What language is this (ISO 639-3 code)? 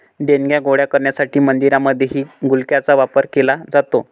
mar